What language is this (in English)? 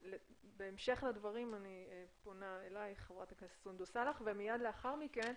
Hebrew